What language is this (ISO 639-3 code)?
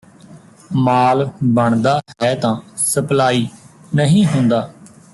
pan